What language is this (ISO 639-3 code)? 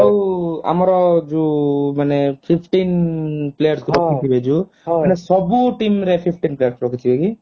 ori